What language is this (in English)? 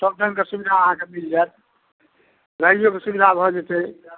Maithili